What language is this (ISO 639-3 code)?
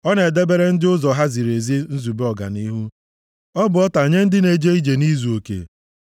ibo